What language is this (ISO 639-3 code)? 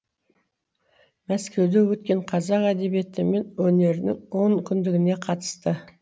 kaz